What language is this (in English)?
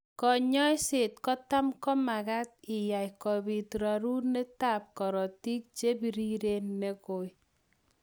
Kalenjin